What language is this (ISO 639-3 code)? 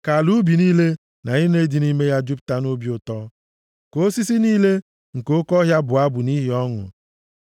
ibo